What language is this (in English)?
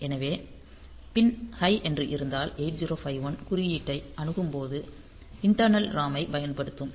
Tamil